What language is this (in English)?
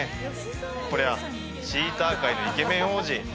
Japanese